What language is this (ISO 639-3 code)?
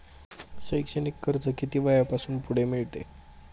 mar